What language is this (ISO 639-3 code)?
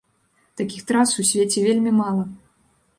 bel